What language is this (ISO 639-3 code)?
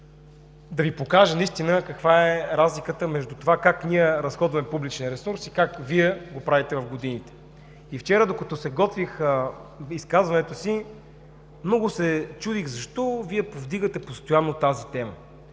bul